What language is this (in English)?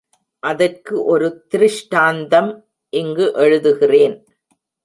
Tamil